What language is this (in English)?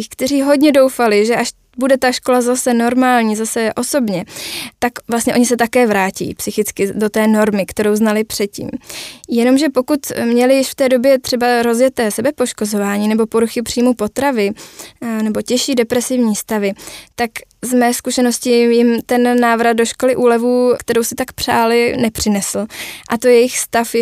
Czech